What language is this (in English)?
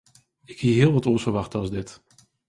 Western Frisian